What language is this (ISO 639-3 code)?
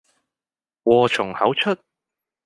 yue